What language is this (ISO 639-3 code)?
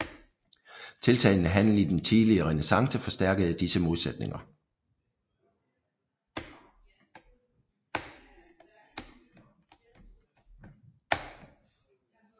dan